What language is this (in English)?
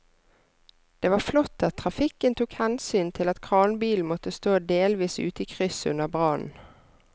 Norwegian